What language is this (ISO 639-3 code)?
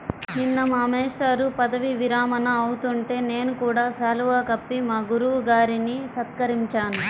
tel